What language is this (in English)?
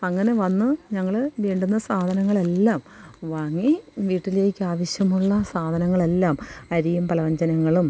Malayalam